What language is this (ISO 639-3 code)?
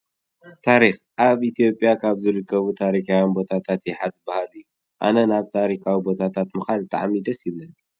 tir